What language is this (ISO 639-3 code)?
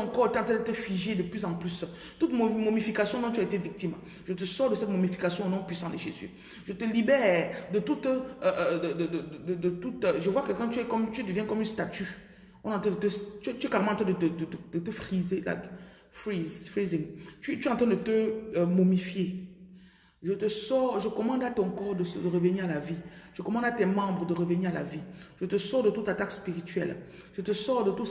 fra